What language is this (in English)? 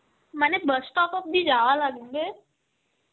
Bangla